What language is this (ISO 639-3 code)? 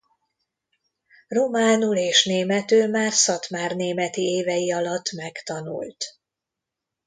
hun